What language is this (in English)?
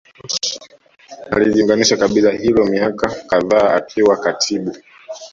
Swahili